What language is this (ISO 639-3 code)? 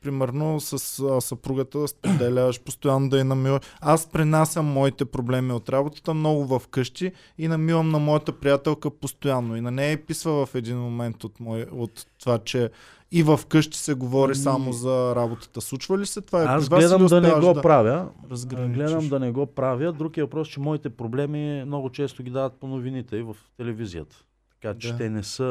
bul